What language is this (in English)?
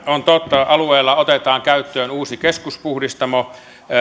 Finnish